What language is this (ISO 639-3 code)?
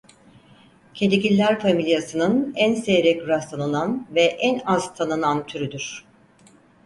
tur